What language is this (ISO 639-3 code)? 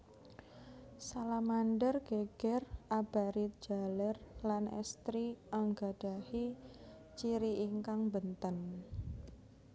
jav